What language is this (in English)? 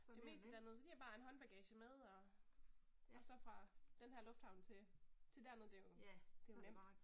Danish